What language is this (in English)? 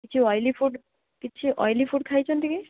Odia